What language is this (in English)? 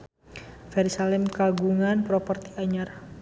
Sundanese